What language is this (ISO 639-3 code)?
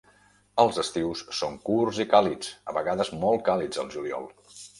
cat